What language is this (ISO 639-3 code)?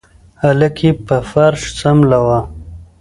pus